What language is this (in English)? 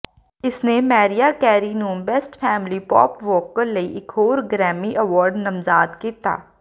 Punjabi